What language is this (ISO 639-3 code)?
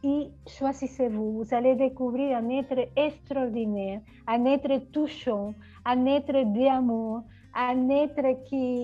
fra